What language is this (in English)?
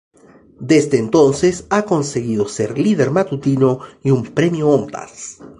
Spanish